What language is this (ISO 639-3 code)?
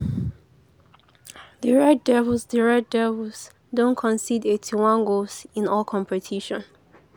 pcm